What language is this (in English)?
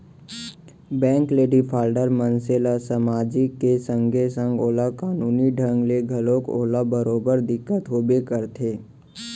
Chhattisgarhi